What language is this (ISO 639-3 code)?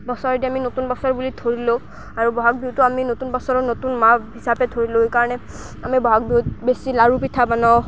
asm